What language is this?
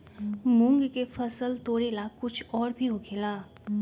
Magahi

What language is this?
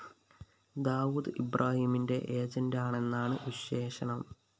Malayalam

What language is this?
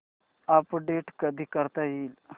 Marathi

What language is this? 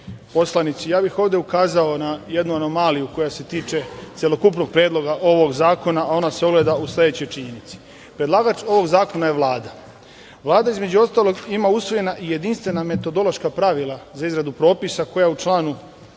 Serbian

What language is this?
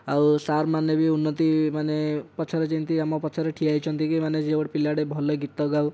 Odia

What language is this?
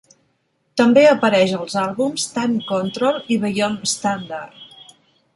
Catalan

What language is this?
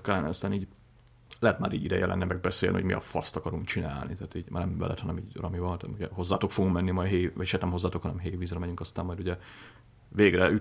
Hungarian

